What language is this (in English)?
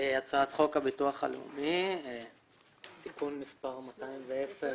Hebrew